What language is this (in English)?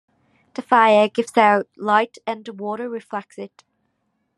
English